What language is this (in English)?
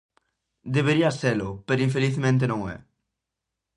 Galician